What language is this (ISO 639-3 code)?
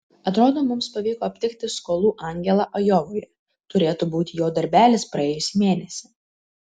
lit